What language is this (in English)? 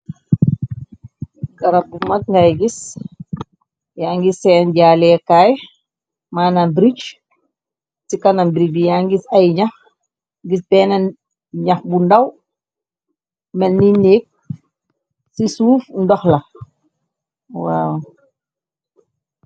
Wolof